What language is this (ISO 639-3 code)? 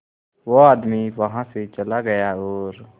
hin